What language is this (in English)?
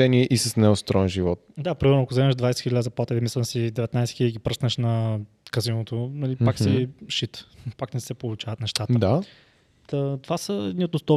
Bulgarian